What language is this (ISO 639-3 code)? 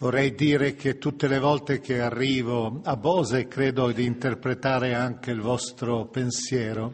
ita